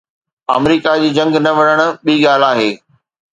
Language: Sindhi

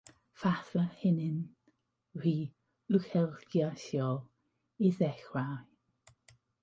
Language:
Welsh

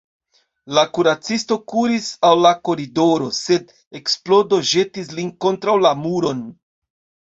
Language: Esperanto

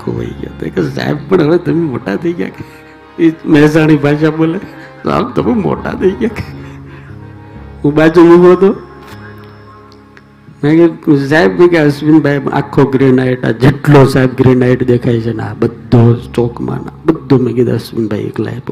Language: Hindi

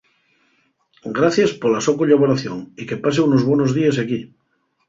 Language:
Asturian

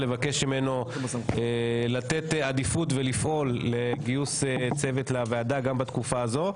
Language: Hebrew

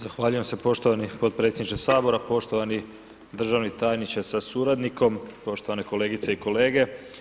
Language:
Croatian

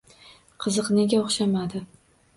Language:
Uzbek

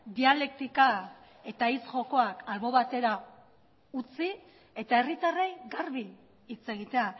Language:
Basque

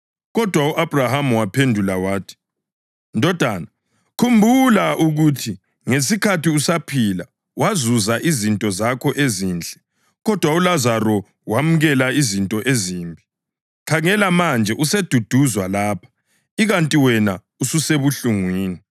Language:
North Ndebele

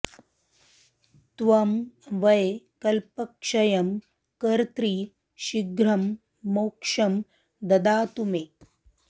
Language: Sanskrit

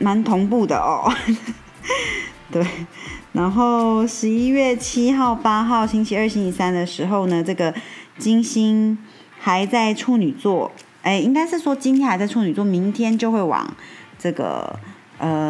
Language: Chinese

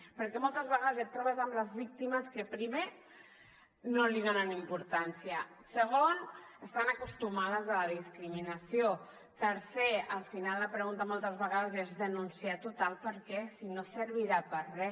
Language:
Catalan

